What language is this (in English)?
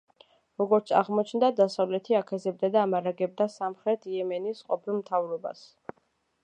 Georgian